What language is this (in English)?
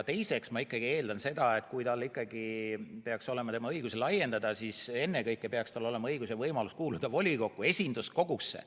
Estonian